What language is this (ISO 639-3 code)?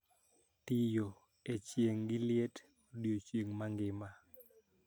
luo